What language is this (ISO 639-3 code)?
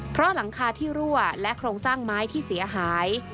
tha